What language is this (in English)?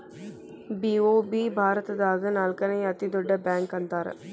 Kannada